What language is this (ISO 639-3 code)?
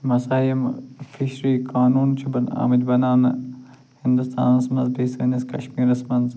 kas